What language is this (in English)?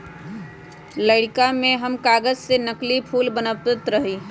Magahi